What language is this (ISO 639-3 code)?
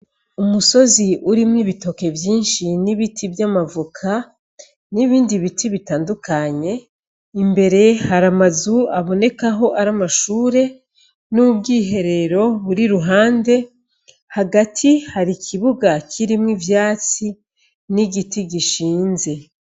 run